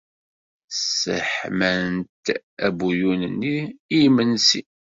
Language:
Kabyle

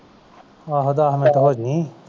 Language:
Punjabi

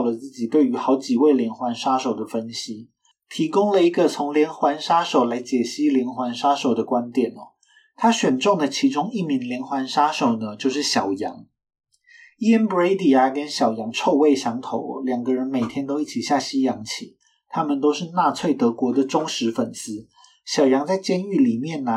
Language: Chinese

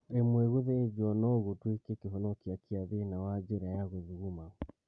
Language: Kikuyu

